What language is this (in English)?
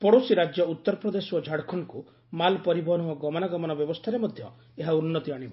Odia